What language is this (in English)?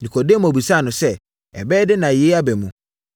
Akan